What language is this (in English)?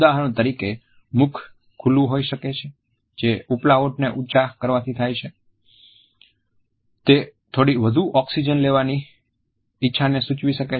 Gujarati